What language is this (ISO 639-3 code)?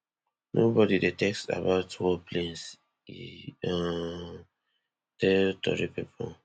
pcm